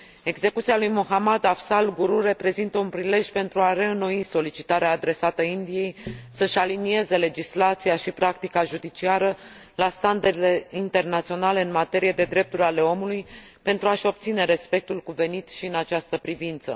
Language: Romanian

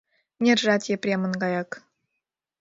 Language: Mari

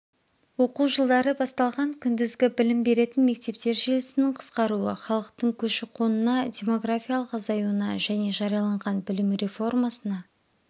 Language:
Kazakh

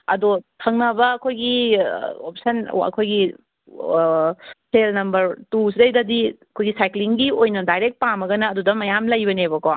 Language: Manipuri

